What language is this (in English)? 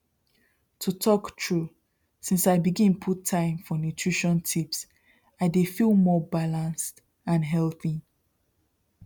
Nigerian Pidgin